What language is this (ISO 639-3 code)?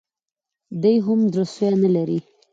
pus